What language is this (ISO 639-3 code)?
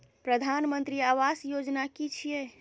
mai